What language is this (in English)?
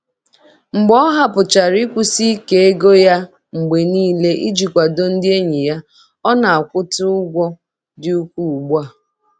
Igbo